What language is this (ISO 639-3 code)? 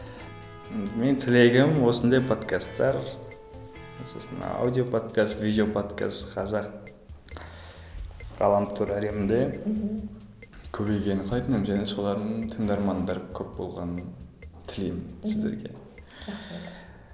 kaz